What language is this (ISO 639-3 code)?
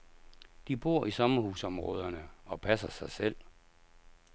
dan